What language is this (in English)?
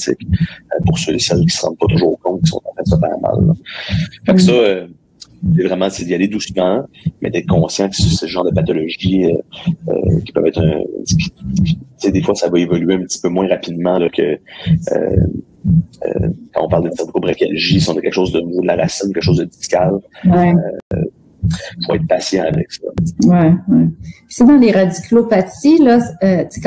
French